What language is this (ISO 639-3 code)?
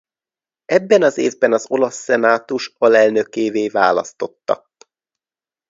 hun